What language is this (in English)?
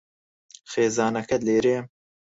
Central Kurdish